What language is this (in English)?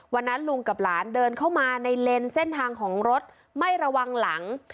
Thai